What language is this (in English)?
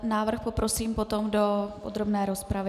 Czech